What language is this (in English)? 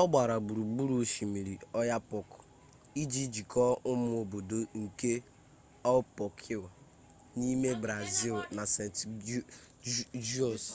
Igbo